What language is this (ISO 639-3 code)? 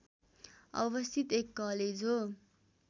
nep